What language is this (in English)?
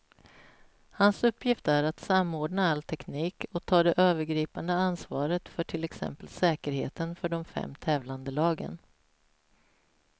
Swedish